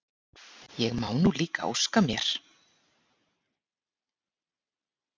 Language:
Icelandic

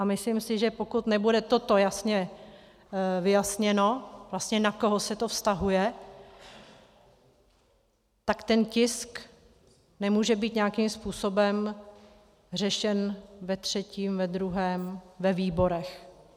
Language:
Czech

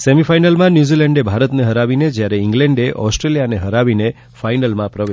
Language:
Gujarati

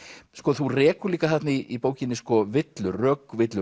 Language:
Icelandic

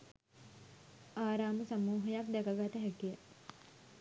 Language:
Sinhala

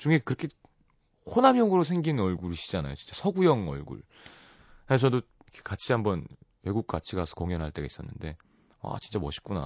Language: Korean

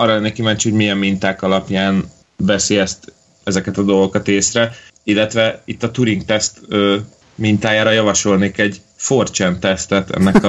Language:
Hungarian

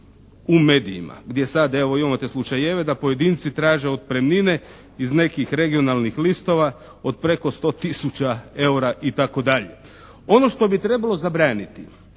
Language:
Croatian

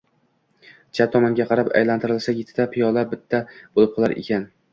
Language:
Uzbek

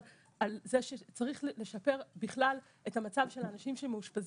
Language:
Hebrew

